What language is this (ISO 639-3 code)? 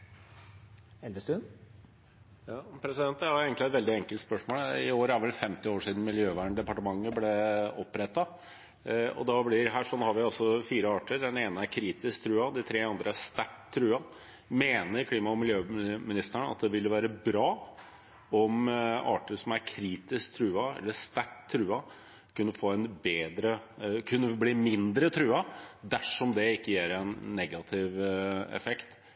nob